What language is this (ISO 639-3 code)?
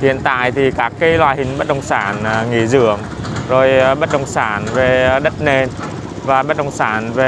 vie